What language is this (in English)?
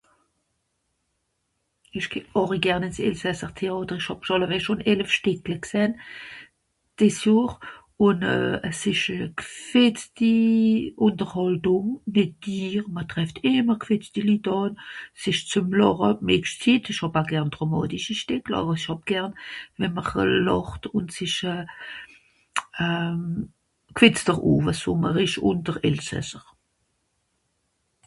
Swiss German